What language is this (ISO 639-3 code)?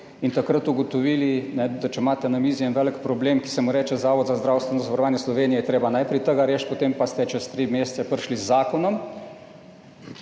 slv